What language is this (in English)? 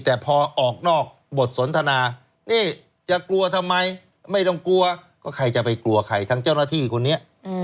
Thai